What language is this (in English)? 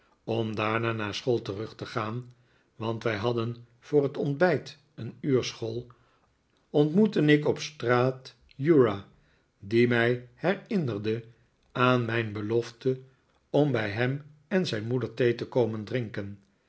Dutch